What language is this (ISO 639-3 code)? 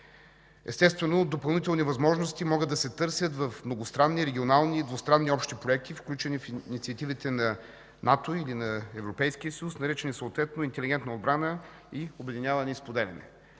bul